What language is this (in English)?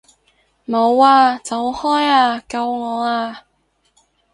Cantonese